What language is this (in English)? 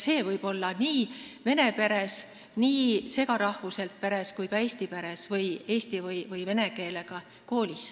Estonian